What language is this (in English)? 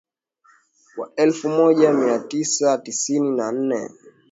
Swahili